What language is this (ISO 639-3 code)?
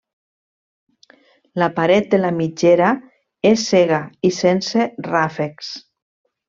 cat